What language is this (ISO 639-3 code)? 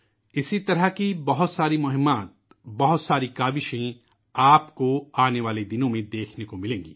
urd